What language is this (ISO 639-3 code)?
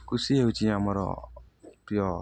ori